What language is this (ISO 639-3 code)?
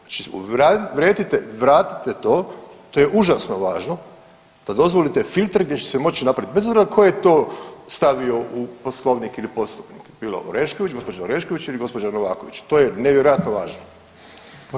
hrv